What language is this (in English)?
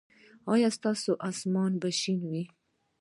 Pashto